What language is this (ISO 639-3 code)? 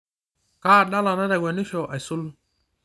mas